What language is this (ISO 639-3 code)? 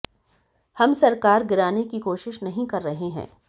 hin